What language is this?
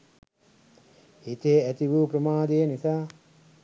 Sinhala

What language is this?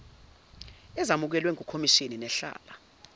Zulu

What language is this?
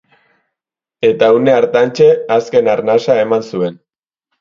Basque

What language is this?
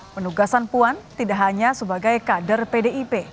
Indonesian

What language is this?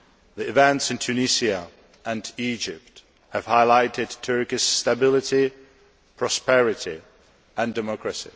English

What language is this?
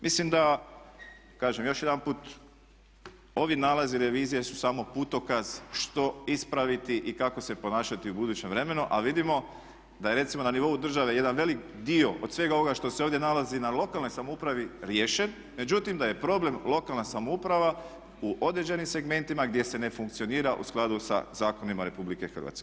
Croatian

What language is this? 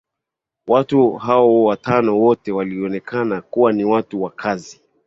Swahili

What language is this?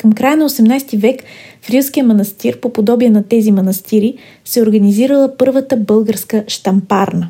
Bulgarian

